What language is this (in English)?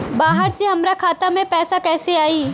Bhojpuri